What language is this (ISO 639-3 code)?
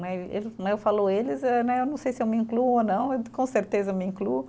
por